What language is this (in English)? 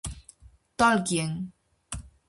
Galician